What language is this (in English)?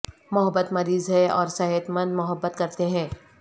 Urdu